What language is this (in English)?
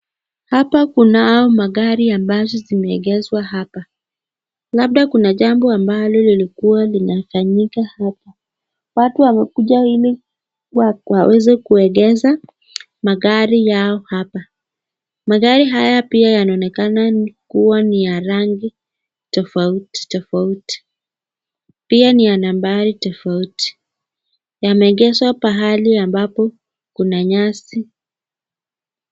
Swahili